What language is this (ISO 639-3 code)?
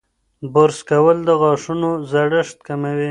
pus